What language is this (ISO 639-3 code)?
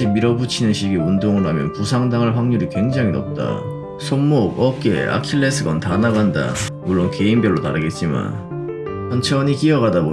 kor